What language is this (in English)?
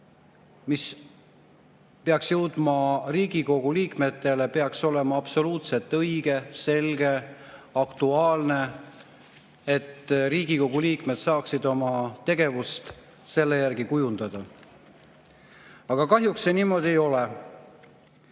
Estonian